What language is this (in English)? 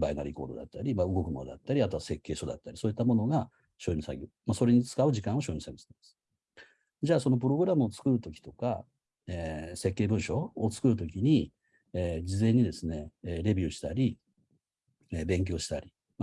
Japanese